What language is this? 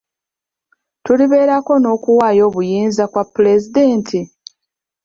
Ganda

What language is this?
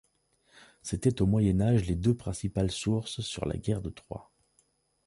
French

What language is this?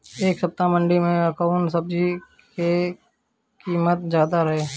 Bhojpuri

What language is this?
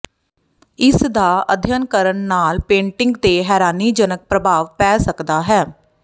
Punjabi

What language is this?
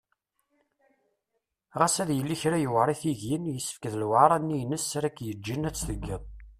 Kabyle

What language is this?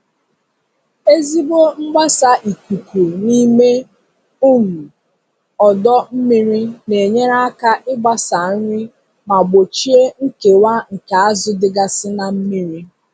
Igbo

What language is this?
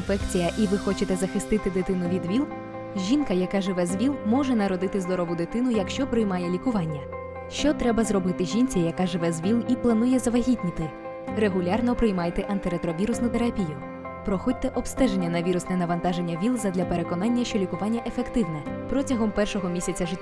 Ukrainian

